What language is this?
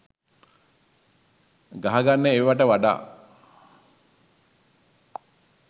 Sinhala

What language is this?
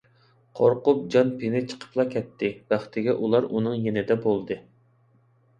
Uyghur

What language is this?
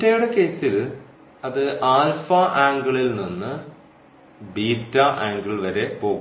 Malayalam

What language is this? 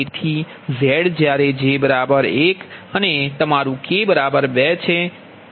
Gujarati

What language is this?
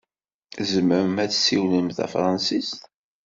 Kabyle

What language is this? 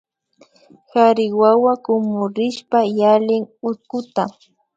Imbabura Highland Quichua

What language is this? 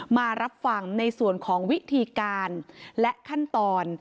Thai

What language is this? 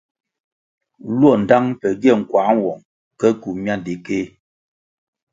Kwasio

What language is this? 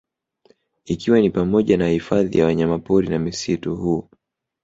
Swahili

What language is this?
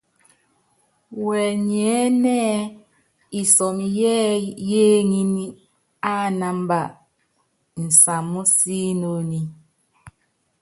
Yangben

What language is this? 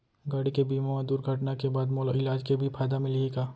Chhattisgarhi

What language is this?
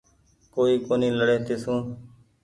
Goaria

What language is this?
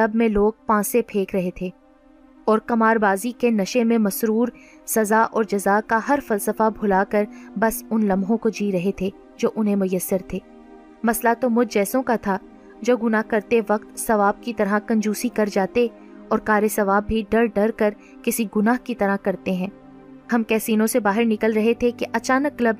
Urdu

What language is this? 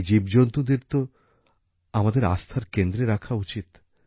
Bangla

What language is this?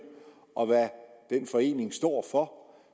Danish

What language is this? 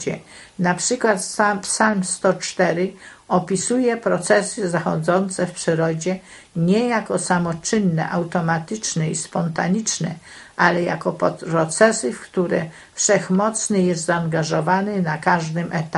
Polish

